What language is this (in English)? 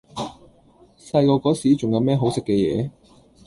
Cantonese